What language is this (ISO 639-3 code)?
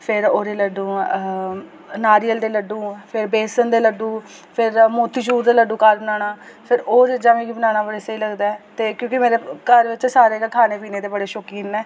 doi